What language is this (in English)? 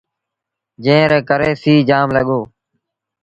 Sindhi Bhil